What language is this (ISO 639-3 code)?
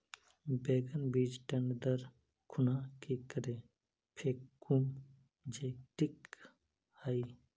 mag